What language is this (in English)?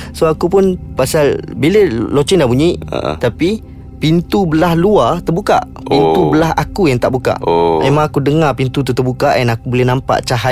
Malay